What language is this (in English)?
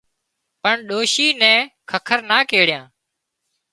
Wadiyara Koli